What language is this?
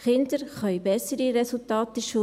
Swiss German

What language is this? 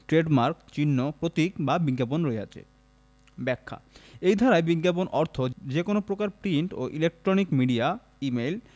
Bangla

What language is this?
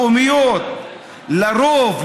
Hebrew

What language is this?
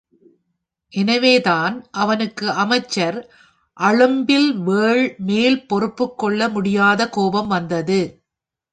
Tamil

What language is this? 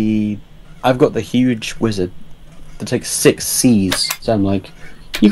English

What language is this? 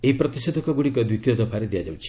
Odia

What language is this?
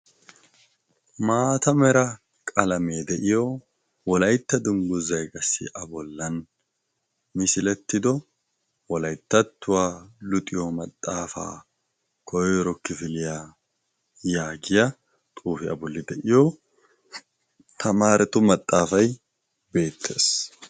Wolaytta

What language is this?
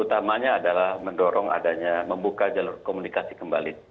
Indonesian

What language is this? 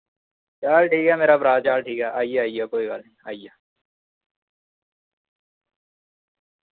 Dogri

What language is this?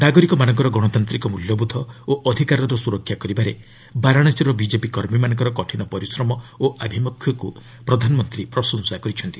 Odia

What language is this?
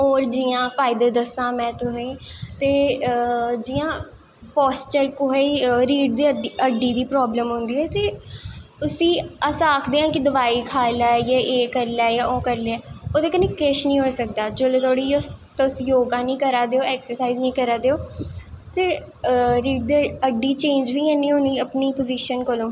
Dogri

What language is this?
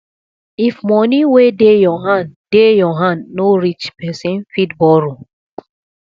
Nigerian Pidgin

